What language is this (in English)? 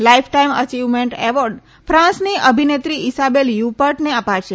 Gujarati